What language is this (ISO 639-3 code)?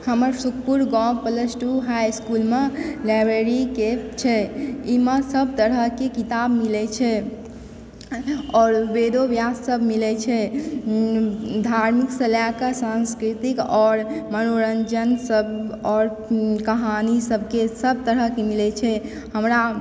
mai